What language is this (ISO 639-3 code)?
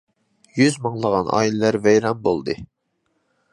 uig